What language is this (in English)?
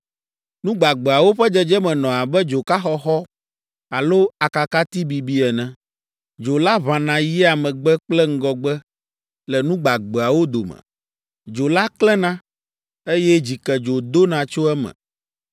Ewe